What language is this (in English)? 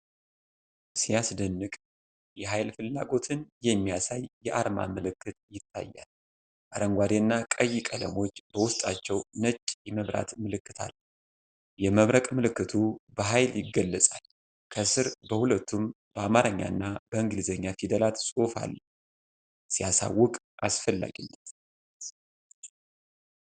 Amharic